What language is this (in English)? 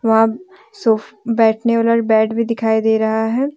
Hindi